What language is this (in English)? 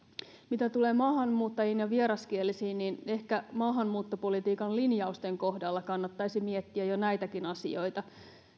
Finnish